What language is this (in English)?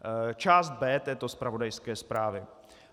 Czech